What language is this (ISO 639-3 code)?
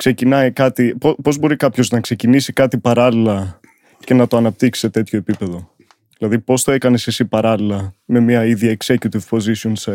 ell